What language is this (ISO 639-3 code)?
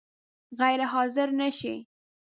pus